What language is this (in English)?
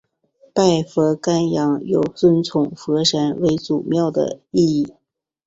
Chinese